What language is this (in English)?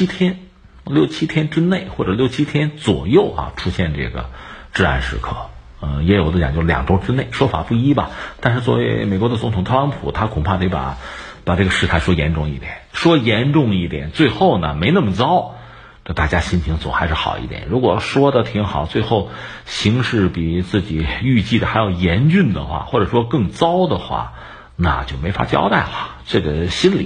Chinese